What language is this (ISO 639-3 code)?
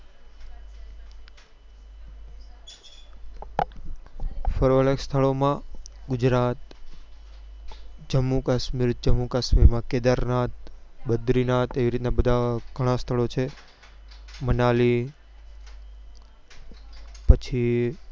guj